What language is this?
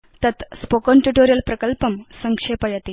Sanskrit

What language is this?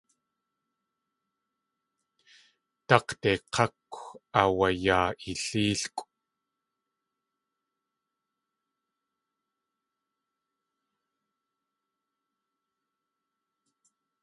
Tlingit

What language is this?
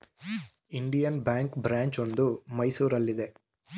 Kannada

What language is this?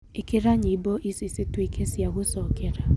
Kikuyu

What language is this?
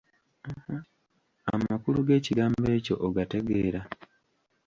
Ganda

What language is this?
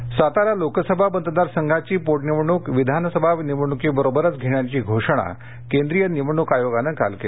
Marathi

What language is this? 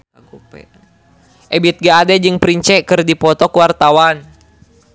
Sundanese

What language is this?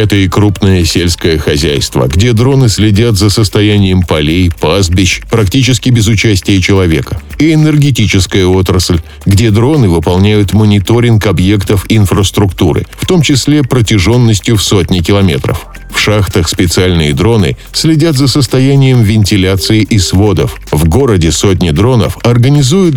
Russian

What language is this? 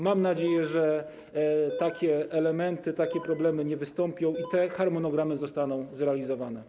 Polish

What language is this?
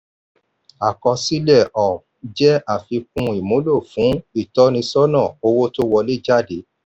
Yoruba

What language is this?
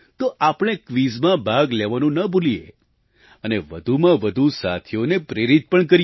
Gujarati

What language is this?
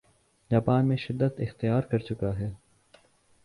Urdu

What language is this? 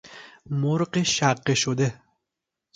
Persian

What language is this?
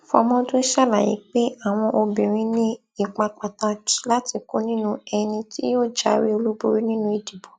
Yoruba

